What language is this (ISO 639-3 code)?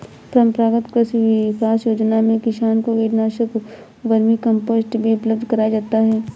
hin